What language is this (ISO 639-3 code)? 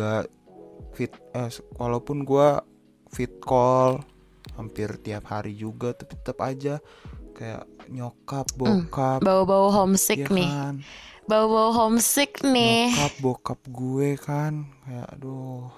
ind